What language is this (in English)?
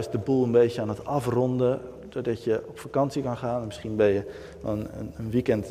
Dutch